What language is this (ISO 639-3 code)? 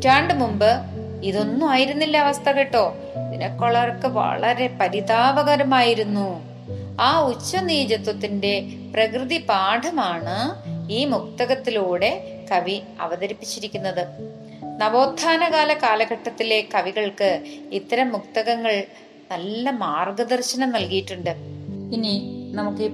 mal